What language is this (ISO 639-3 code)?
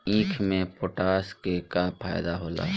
bho